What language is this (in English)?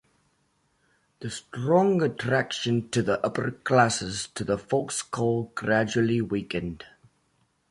English